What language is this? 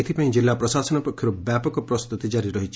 Odia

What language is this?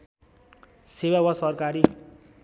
Nepali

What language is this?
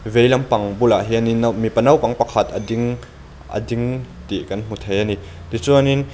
Mizo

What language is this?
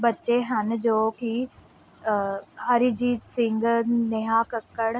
Punjabi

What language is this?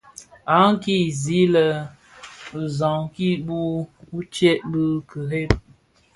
Bafia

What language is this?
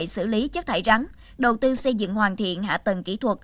Vietnamese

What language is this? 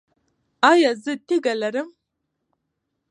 Pashto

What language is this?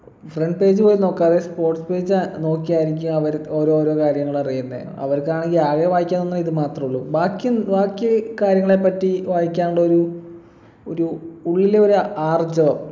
Malayalam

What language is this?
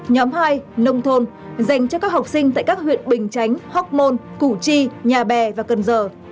Vietnamese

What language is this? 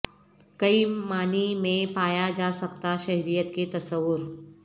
Urdu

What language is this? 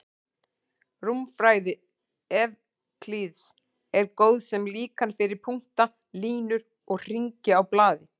Icelandic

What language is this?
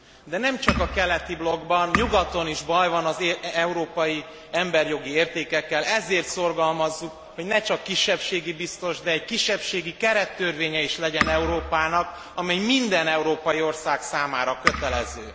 Hungarian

